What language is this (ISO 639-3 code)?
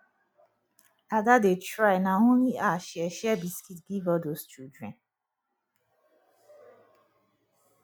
pcm